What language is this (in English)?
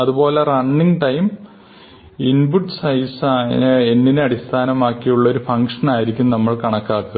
Malayalam